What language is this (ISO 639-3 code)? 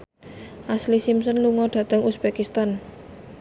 jav